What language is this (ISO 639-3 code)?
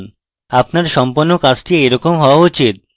ben